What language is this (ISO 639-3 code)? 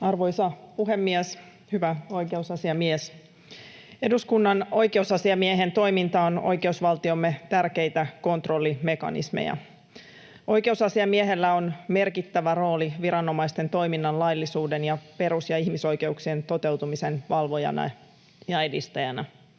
fin